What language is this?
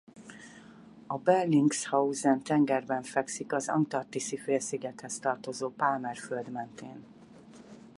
Hungarian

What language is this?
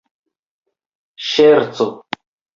Esperanto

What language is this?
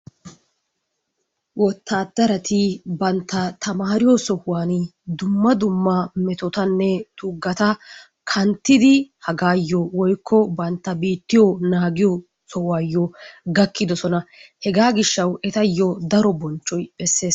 Wolaytta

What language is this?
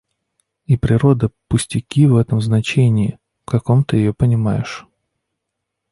Russian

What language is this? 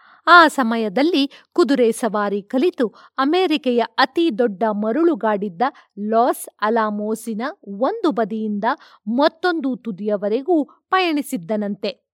Kannada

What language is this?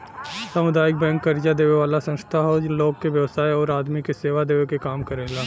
Bhojpuri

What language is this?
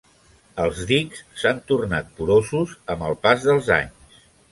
Catalan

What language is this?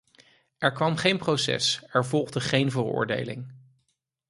Dutch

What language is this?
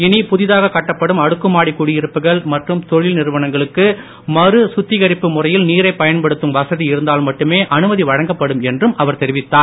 Tamil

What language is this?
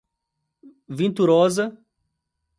Portuguese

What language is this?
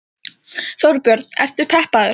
Icelandic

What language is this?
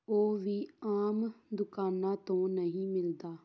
Punjabi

